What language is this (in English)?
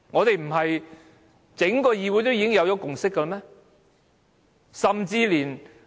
Cantonese